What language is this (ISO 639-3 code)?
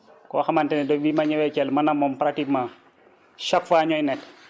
wol